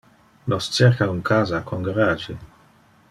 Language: Interlingua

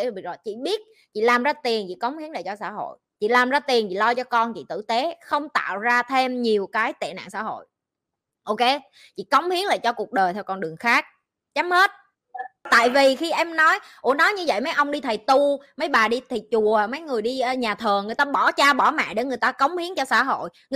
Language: Vietnamese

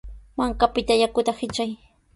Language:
Sihuas Ancash Quechua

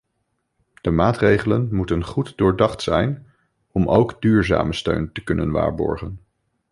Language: Dutch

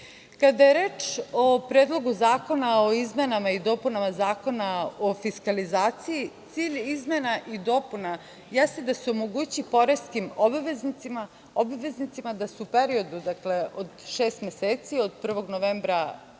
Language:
Serbian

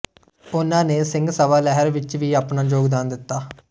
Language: Punjabi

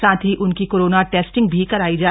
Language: Hindi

